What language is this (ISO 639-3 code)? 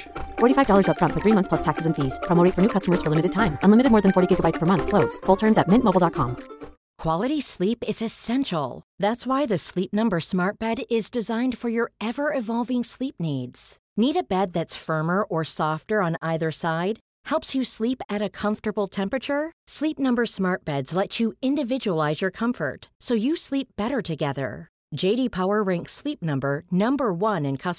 swe